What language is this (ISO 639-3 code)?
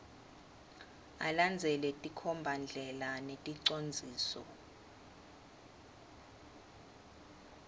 ssw